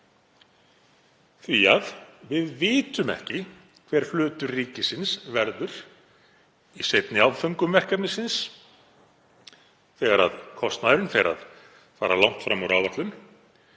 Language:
Icelandic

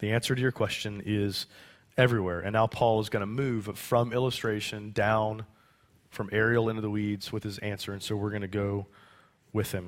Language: English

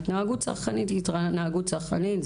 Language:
Hebrew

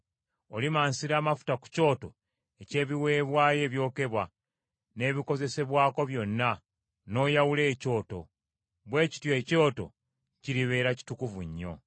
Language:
Ganda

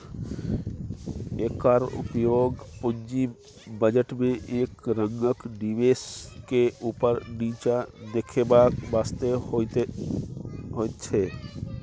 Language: Maithili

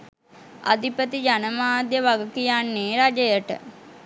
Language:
Sinhala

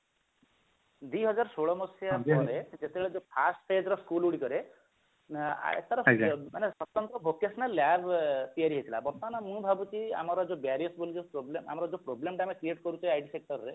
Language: Odia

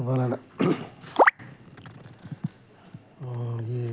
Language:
Malayalam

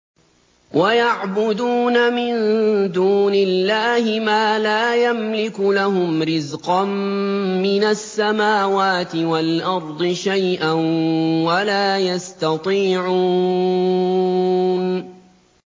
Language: Arabic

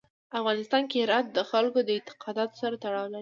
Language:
Pashto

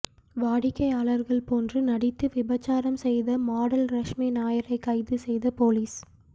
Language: Tamil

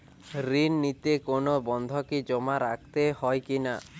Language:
Bangla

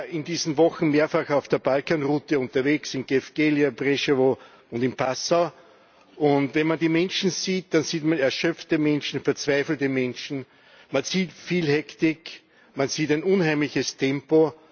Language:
German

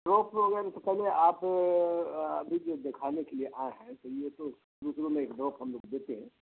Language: Urdu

